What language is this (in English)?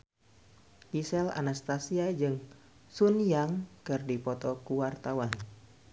Sundanese